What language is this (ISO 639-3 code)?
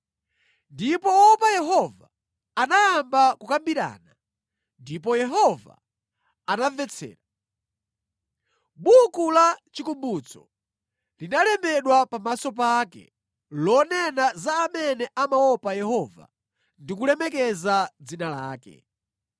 nya